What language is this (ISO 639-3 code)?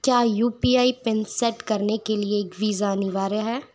hin